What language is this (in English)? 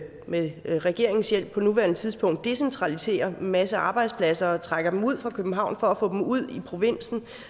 Danish